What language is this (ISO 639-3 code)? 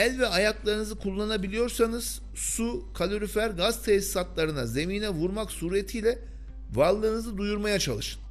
tur